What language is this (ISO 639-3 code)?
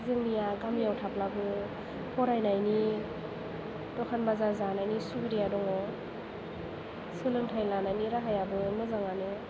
brx